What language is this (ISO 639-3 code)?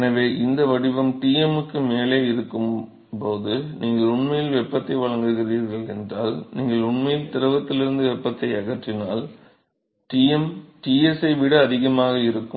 tam